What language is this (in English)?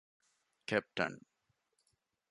Divehi